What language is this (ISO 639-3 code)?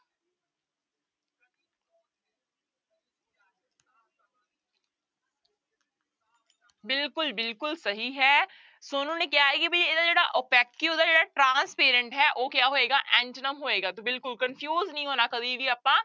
pan